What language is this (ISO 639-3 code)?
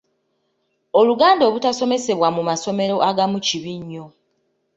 lug